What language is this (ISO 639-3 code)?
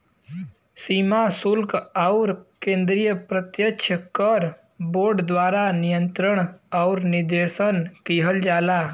bho